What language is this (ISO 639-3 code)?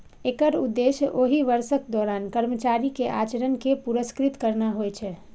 mai